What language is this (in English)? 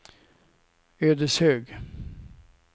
Swedish